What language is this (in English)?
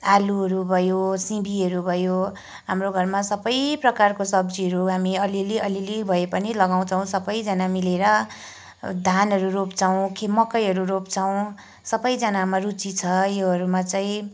Nepali